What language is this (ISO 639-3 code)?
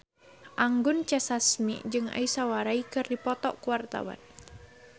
sun